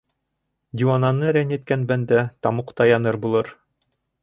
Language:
Bashkir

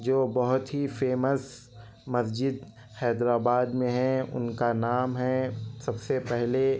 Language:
Urdu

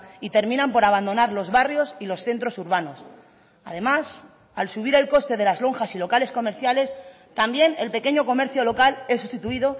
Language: Spanish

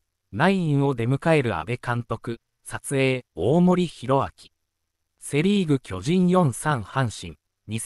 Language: Japanese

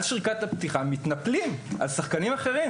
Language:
Hebrew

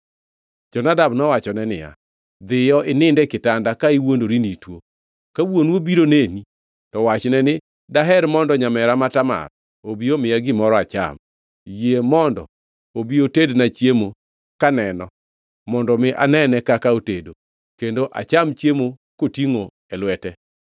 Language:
Luo (Kenya and Tanzania)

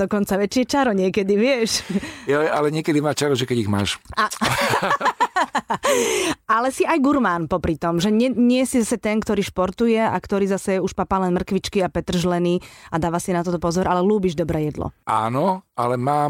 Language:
Slovak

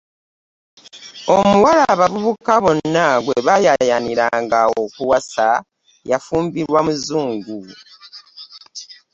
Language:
Ganda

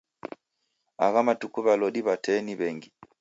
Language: Taita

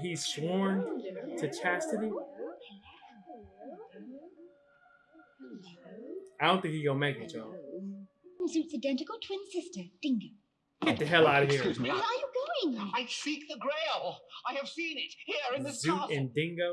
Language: English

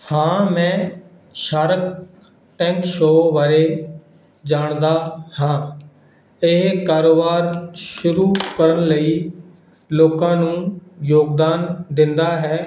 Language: Punjabi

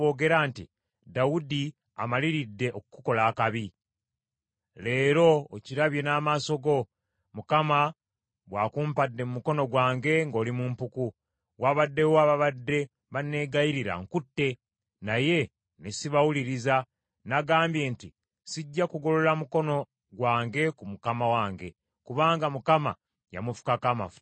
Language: Ganda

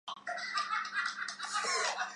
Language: Chinese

